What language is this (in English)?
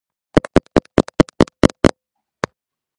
Georgian